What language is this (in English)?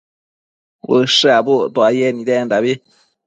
Matsés